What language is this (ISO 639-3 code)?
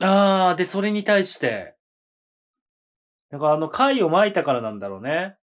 jpn